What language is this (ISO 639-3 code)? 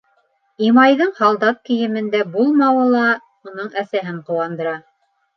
bak